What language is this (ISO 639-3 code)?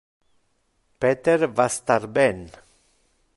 ina